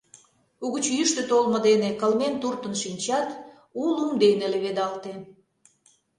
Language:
Mari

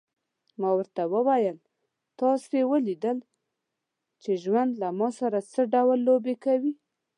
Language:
Pashto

